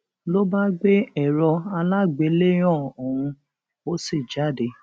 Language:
Yoruba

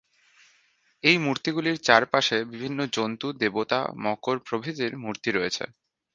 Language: Bangla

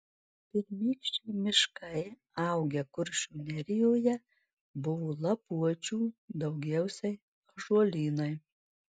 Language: Lithuanian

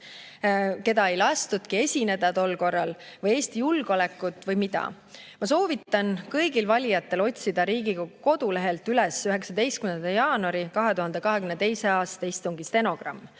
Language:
Estonian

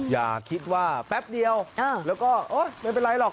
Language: Thai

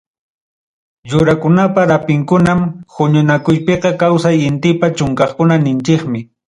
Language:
Ayacucho Quechua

